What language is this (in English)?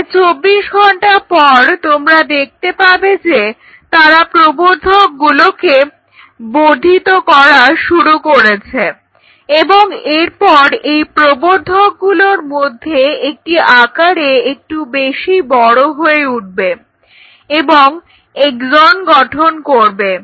Bangla